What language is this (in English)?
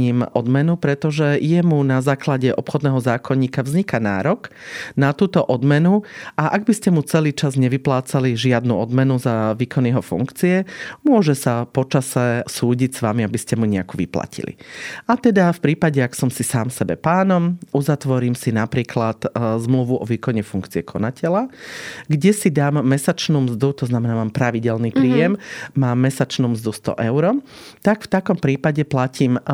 Slovak